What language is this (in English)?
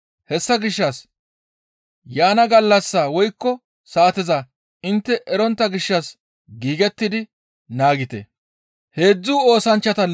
Gamo